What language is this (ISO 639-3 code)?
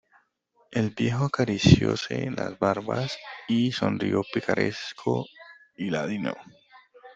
spa